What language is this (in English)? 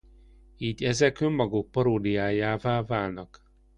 Hungarian